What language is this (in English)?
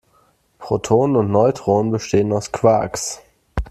German